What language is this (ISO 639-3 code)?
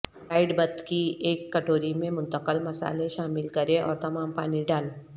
urd